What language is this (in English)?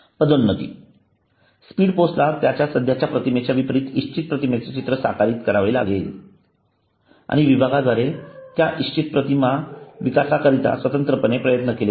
Marathi